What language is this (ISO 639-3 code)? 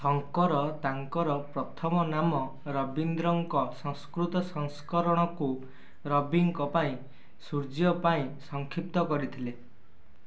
ori